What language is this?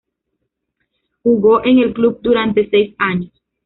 Spanish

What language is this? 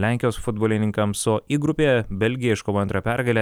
Lithuanian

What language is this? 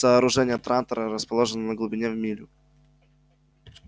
Russian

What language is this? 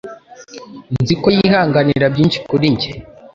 Kinyarwanda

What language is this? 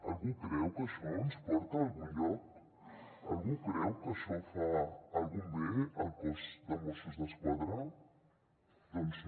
Catalan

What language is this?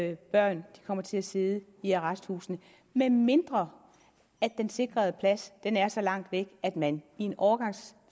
Danish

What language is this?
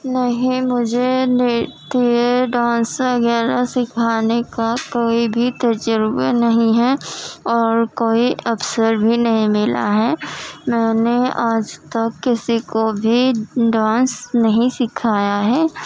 Urdu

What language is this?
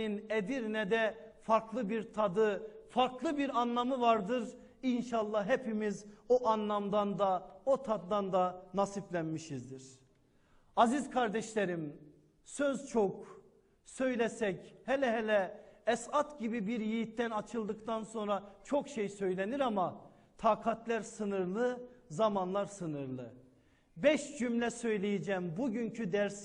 Turkish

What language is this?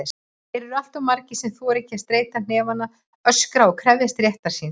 Icelandic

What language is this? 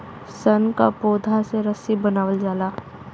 Bhojpuri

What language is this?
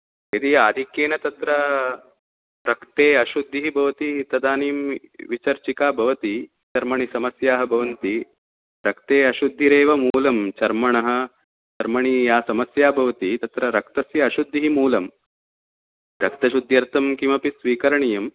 Sanskrit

